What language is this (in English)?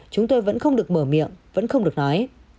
Vietnamese